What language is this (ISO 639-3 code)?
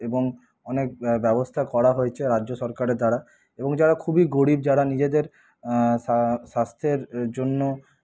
ben